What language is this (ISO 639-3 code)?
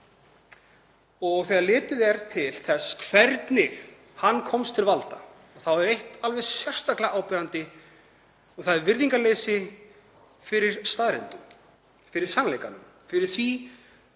isl